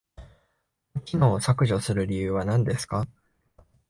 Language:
Japanese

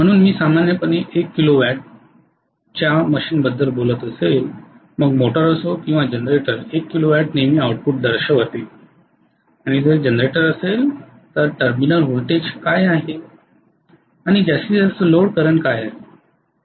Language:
Marathi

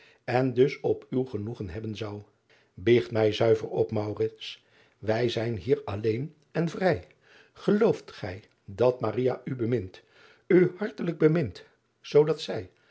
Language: Dutch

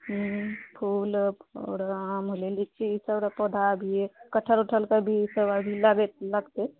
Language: Maithili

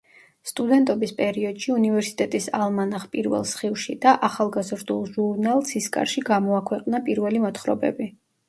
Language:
Georgian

